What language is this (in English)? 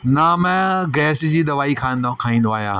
Sindhi